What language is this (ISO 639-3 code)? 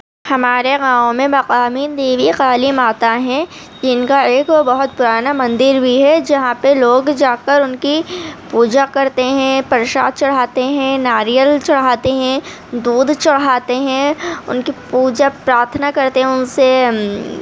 urd